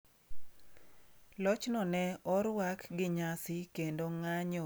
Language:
Luo (Kenya and Tanzania)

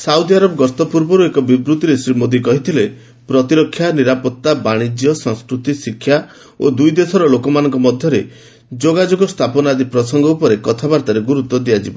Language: Odia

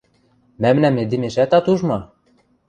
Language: Western Mari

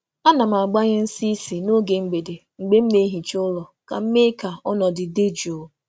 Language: Igbo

